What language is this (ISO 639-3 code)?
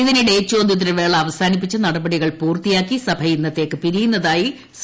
mal